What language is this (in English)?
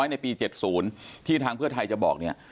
Thai